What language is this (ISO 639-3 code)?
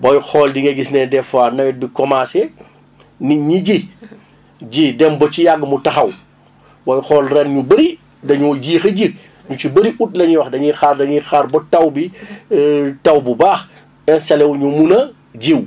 wol